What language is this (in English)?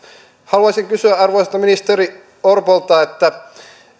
Finnish